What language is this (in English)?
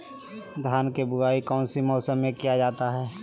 Magahi